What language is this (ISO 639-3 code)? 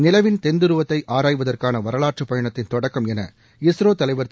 tam